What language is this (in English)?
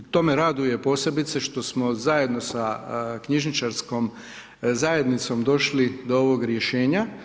Croatian